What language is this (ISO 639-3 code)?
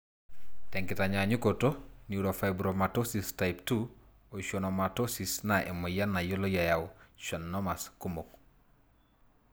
mas